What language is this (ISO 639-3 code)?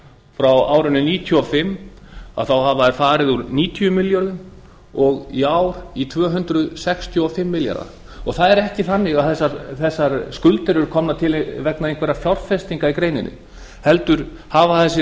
isl